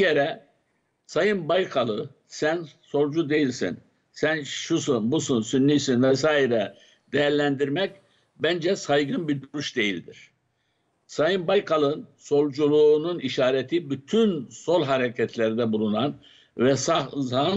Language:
Turkish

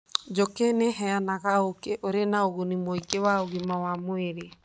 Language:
Kikuyu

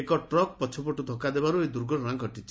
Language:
Odia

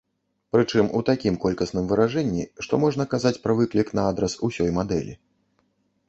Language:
Belarusian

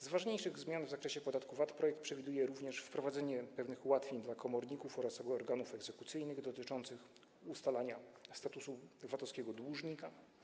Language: Polish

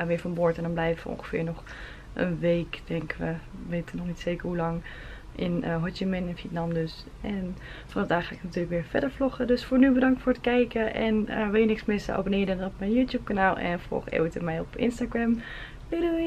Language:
Dutch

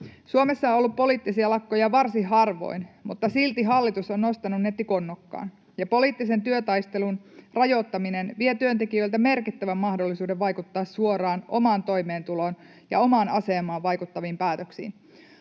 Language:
Finnish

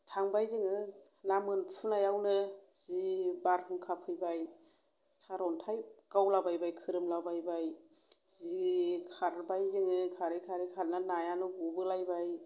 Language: Bodo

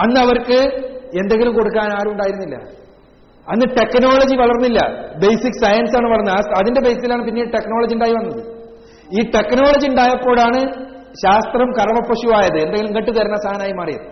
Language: Malayalam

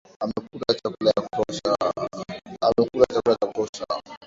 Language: Swahili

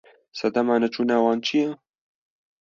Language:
Kurdish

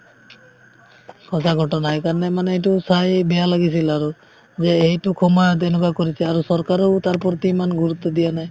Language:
Assamese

